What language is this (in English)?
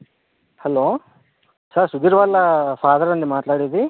Telugu